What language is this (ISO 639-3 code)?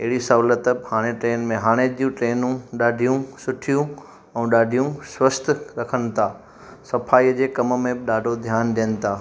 snd